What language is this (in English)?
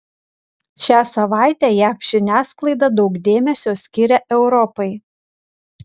Lithuanian